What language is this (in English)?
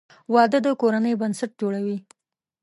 Pashto